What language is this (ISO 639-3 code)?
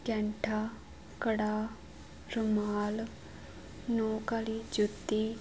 pan